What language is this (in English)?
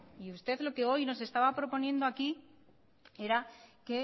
Spanish